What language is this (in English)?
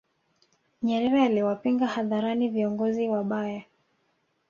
Swahili